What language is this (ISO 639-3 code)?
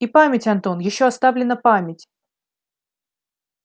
rus